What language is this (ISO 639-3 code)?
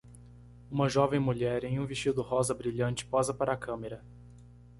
por